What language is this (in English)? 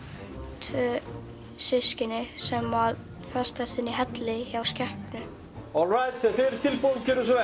Icelandic